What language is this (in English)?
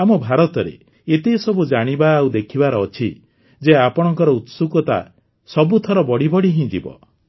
Odia